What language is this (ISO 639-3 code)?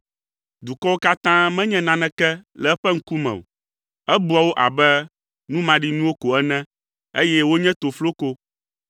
ewe